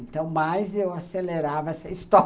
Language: Portuguese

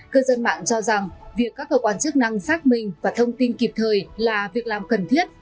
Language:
Vietnamese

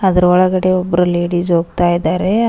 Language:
Kannada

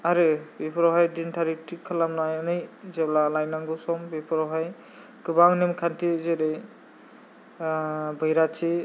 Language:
Bodo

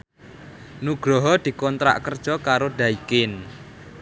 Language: Javanese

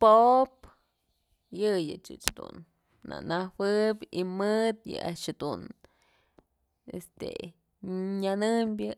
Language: Mazatlán Mixe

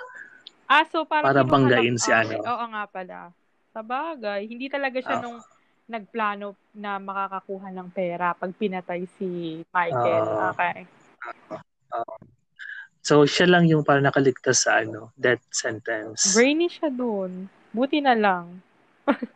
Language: Filipino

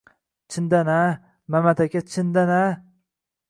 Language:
Uzbek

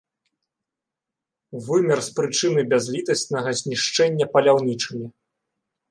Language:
Belarusian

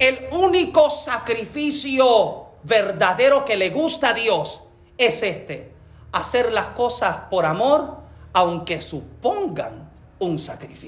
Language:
Spanish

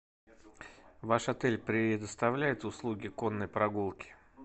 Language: Russian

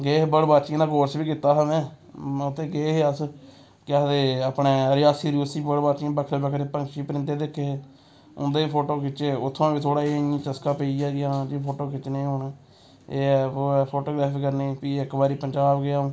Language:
Dogri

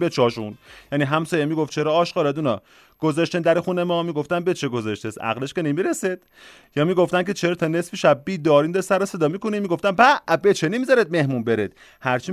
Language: Persian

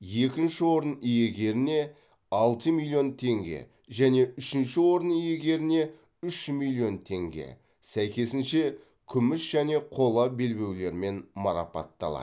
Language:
Kazakh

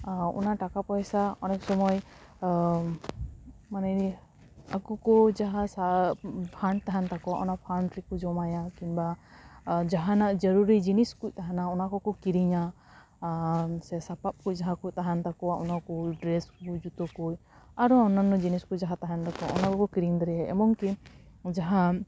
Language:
Santali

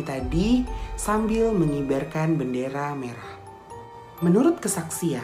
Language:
Indonesian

